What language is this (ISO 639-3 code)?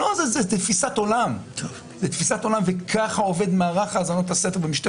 heb